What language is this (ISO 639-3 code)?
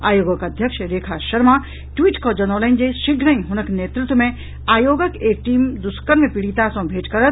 mai